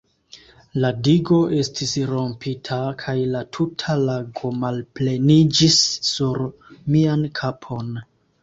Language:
Esperanto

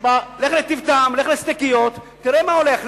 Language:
Hebrew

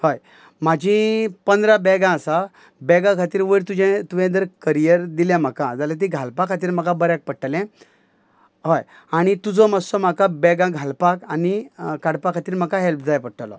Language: Konkani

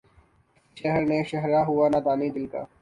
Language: Urdu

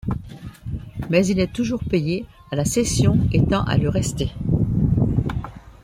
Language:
French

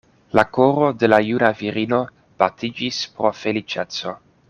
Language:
Esperanto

